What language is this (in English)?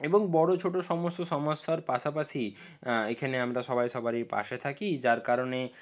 Bangla